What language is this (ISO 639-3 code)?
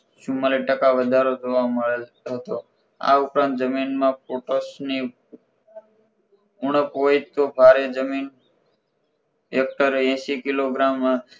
guj